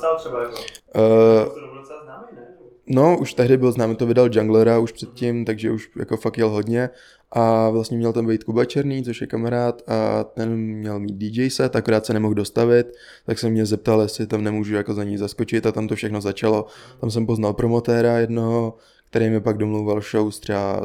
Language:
Czech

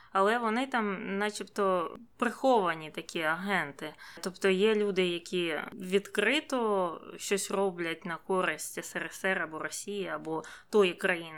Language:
Ukrainian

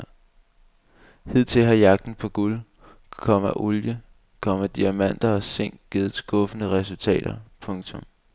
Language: Danish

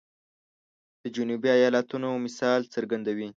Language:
Pashto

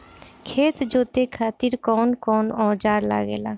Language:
Bhojpuri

